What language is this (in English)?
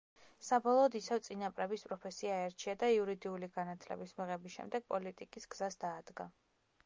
Georgian